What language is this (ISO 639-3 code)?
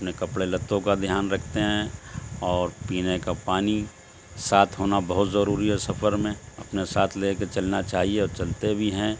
urd